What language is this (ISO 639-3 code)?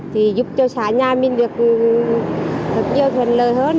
vie